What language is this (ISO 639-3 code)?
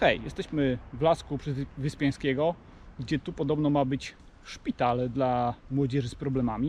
pol